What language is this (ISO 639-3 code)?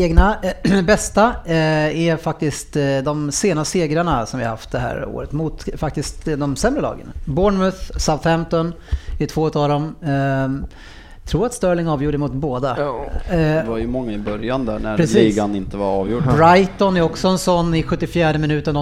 swe